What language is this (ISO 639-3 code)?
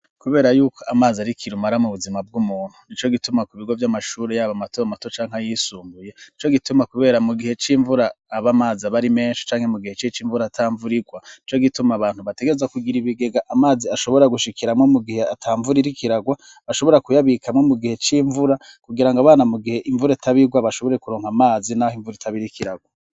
run